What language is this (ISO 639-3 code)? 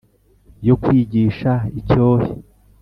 kin